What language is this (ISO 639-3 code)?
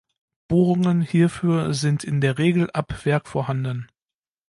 deu